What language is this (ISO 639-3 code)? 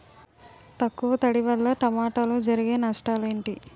tel